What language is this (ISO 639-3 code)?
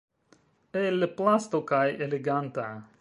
epo